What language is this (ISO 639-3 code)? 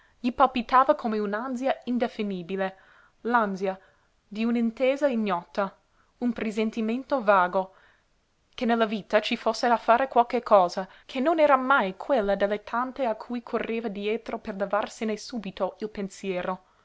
ita